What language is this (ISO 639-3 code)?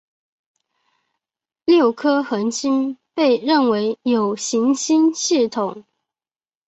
zho